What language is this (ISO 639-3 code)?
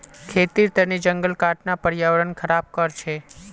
mag